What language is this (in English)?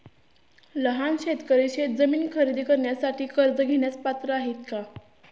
Marathi